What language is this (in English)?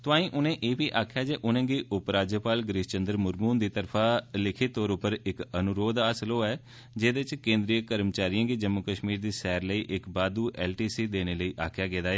Dogri